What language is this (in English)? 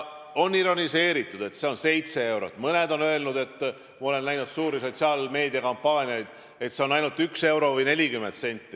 Estonian